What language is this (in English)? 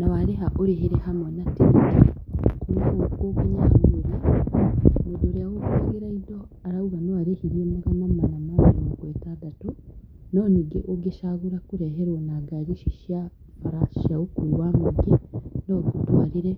Kikuyu